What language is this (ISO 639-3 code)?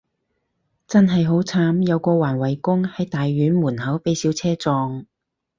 yue